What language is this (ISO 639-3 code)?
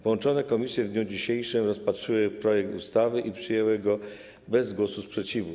pol